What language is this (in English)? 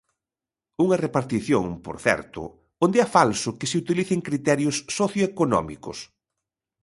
Galician